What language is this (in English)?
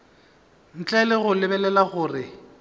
Northern Sotho